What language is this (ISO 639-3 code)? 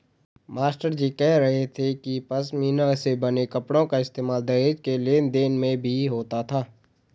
hin